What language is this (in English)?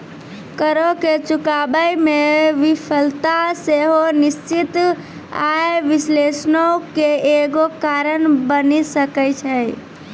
Maithili